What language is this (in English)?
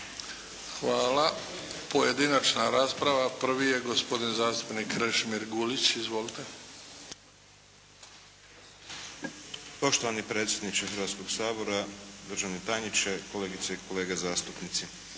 Croatian